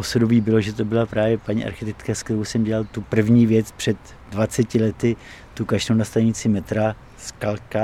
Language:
Czech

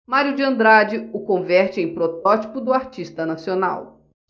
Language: Portuguese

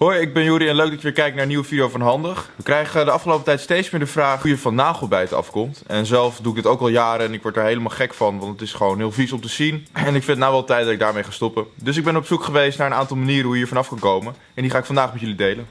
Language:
Dutch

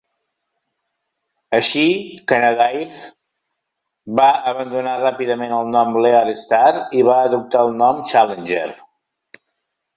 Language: Catalan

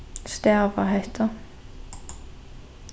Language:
Faroese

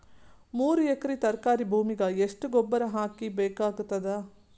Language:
Kannada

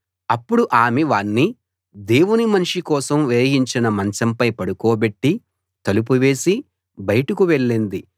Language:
Telugu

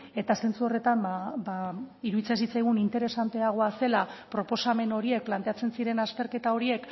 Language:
Basque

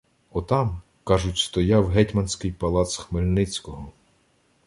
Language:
Ukrainian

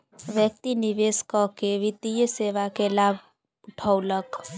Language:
Maithili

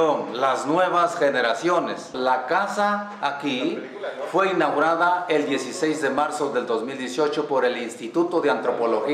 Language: Spanish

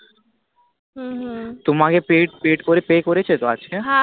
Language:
Bangla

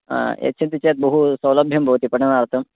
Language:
Sanskrit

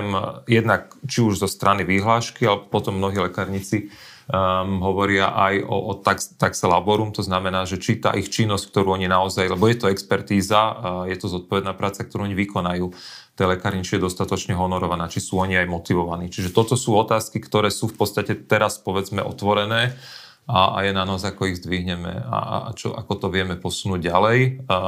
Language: Slovak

